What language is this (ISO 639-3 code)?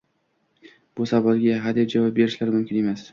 uzb